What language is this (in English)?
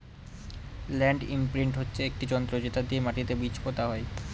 Bangla